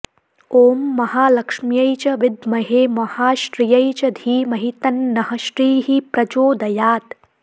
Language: Sanskrit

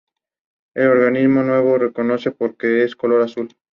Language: Spanish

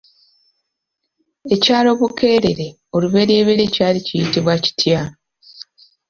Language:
Ganda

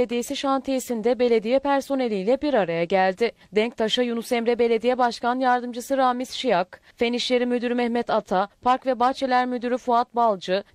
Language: Turkish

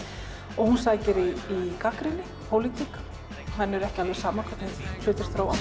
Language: Icelandic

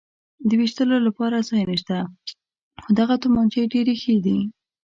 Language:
Pashto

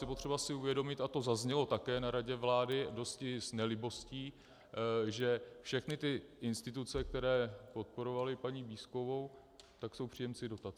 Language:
Czech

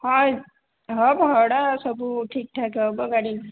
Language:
Odia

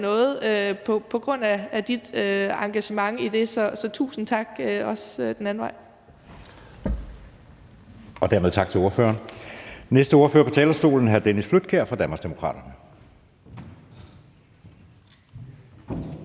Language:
Danish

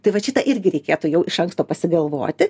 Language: Lithuanian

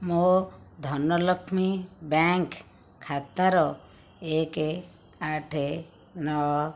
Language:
Odia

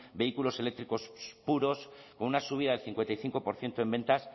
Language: Spanish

